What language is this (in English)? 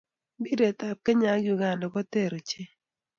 Kalenjin